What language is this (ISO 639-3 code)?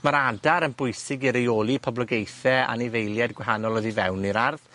cym